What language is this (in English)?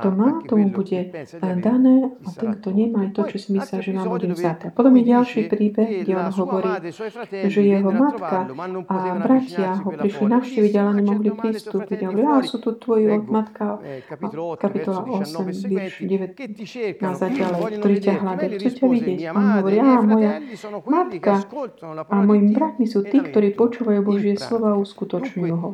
Slovak